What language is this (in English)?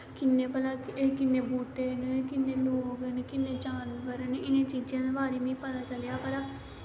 Dogri